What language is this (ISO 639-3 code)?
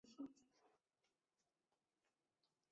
zho